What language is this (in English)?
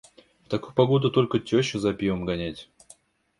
Russian